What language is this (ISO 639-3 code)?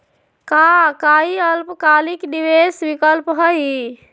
mag